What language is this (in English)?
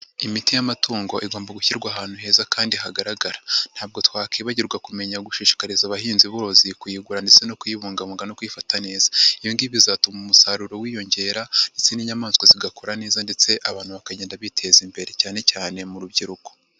Kinyarwanda